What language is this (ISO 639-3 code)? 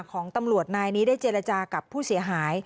tha